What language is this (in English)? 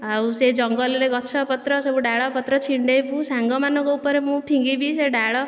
Odia